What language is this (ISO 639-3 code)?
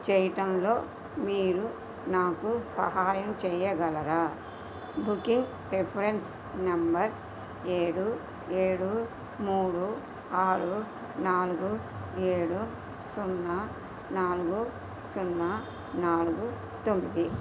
tel